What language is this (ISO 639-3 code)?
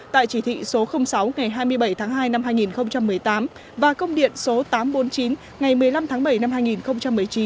vie